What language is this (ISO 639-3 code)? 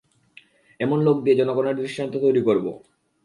ben